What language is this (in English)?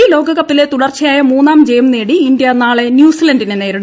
Malayalam